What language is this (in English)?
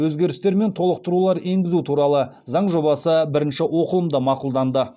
Kazakh